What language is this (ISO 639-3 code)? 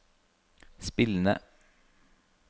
nor